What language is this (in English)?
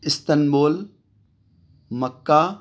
Urdu